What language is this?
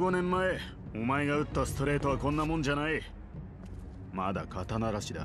Japanese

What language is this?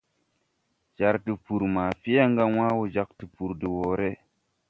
Tupuri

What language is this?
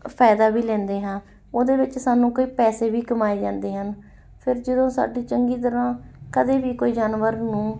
Punjabi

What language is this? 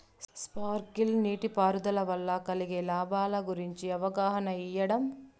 Telugu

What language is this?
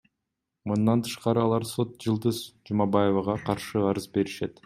Kyrgyz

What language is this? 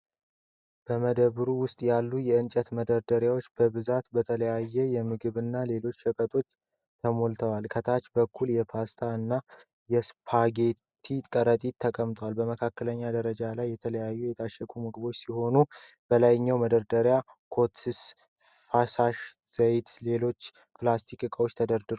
Amharic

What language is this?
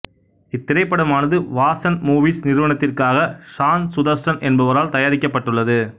Tamil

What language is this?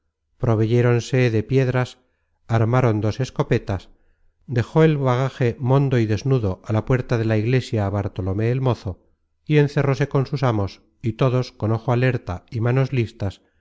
Spanish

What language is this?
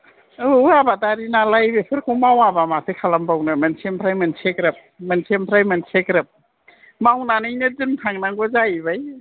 Bodo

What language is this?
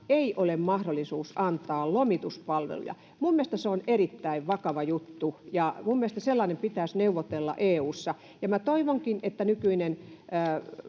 Finnish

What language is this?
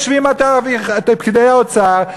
Hebrew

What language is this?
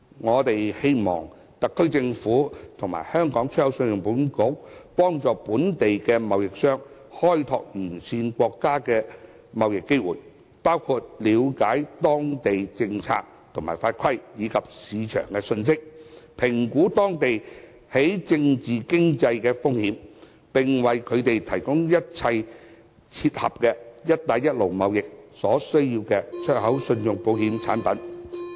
Cantonese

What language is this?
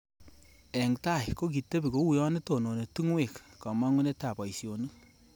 Kalenjin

